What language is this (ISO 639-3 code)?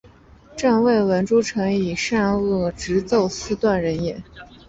zho